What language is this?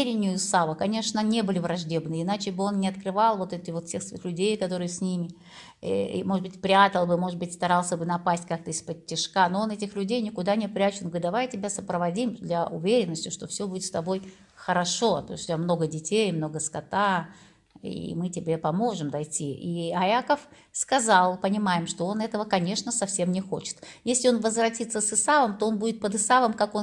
Russian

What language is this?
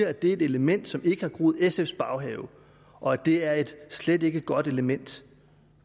Danish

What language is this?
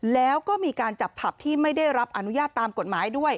Thai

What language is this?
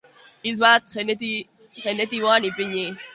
Basque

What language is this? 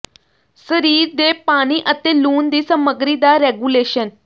Punjabi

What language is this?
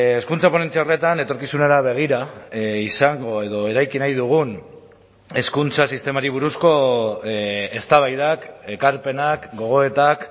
Basque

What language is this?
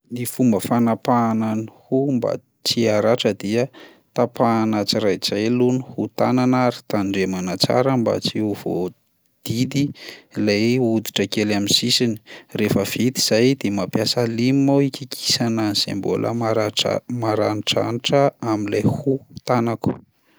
Malagasy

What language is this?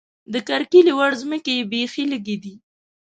Pashto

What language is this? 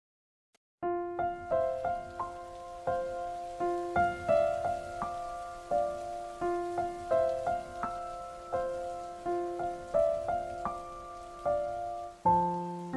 Indonesian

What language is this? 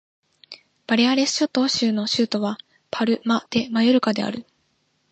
Japanese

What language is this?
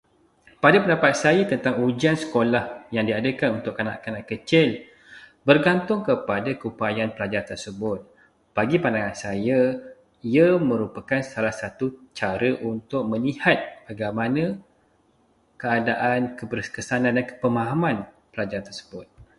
Malay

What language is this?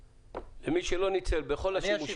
Hebrew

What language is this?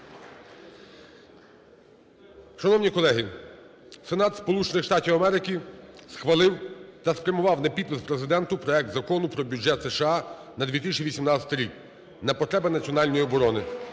Ukrainian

